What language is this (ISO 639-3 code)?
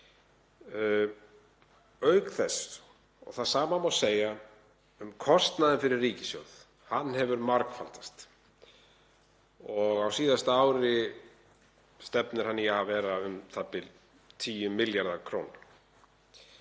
isl